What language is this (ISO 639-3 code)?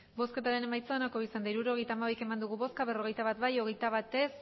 eus